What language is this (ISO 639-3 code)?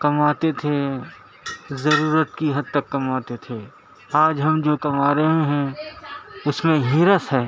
urd